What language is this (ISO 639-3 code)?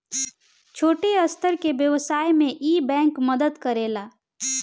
bho